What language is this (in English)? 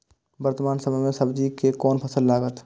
Maithili